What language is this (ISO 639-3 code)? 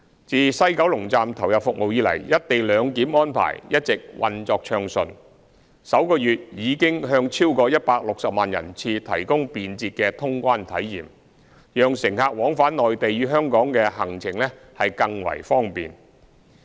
yue